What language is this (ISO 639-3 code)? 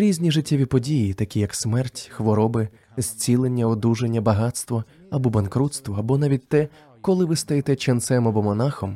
ukr